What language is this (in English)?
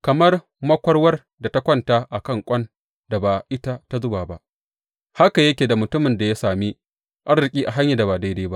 Hausa